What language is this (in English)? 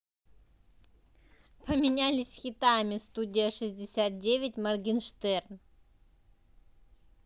Russian